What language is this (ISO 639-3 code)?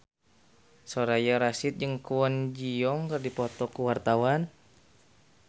sun